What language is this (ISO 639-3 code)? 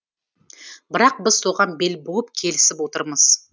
kaz